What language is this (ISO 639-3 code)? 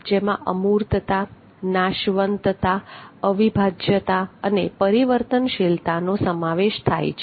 guj